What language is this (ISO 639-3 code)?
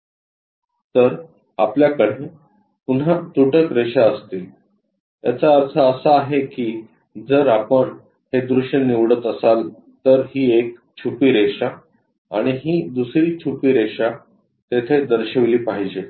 mar